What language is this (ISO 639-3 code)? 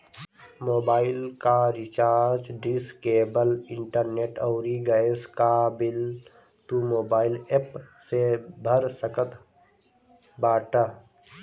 bho